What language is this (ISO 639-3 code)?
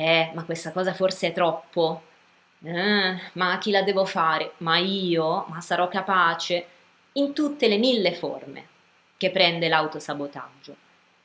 ita